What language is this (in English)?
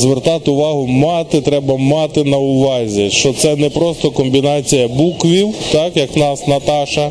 Ukrainian